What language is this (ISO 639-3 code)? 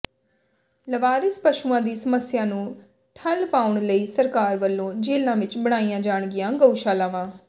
pan